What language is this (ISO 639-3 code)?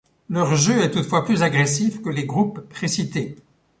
fra